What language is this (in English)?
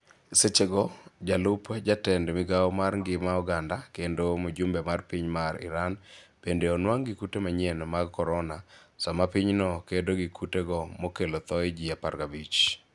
Luo (Kenya and Tanzania)